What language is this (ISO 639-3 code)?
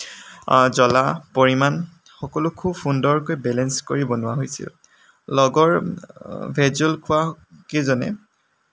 asm